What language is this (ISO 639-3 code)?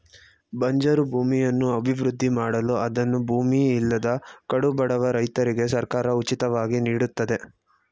kan